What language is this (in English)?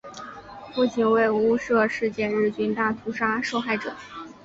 Chinese